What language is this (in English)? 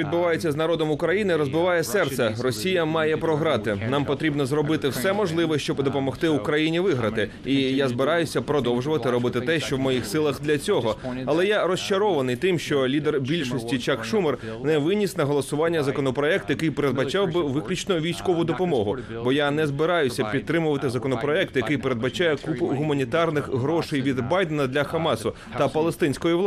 Ukrainian